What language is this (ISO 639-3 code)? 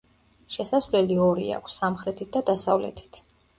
kat